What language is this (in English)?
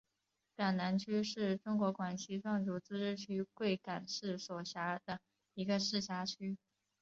Chinese